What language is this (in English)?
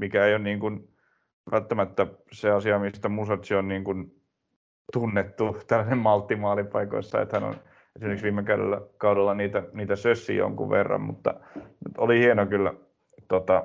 Finnish